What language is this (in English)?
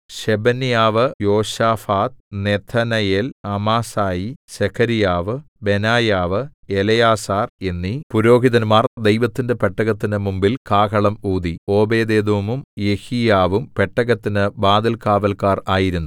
Malayalam